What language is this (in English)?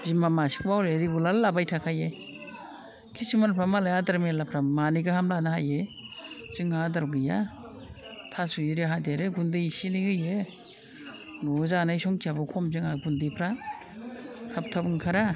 Bodo